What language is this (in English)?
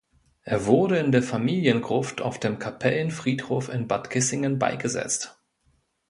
German